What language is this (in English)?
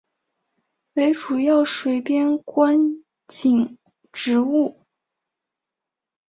Chinese